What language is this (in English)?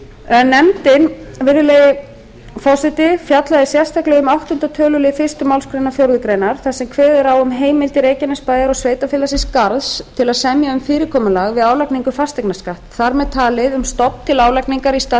Icelandic